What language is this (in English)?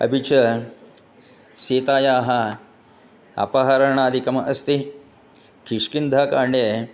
Sanskrit